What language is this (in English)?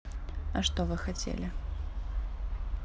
Russian